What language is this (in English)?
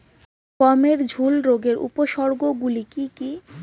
Bangla